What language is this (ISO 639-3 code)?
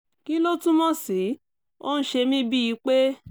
yor